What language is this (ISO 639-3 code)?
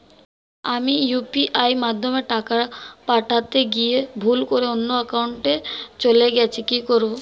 ben